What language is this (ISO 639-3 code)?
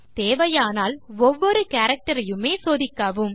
tam